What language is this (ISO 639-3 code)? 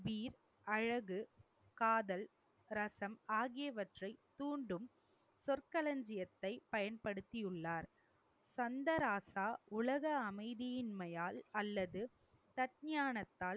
tam